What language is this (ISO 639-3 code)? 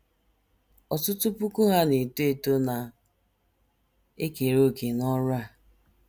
ibo